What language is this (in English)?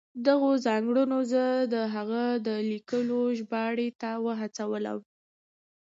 Pashto